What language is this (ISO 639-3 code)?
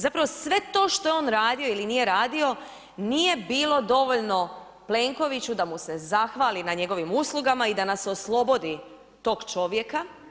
hrv